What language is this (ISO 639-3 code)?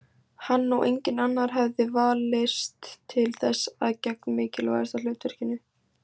isl